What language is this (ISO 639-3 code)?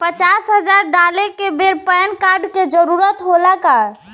bho